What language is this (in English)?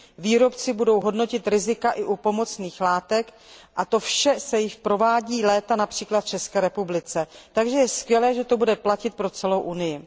Czech